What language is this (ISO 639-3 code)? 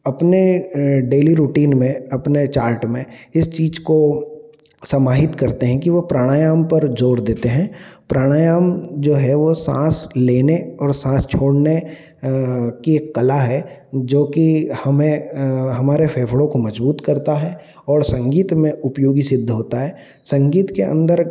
hin